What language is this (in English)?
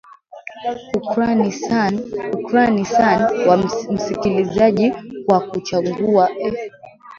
Swahili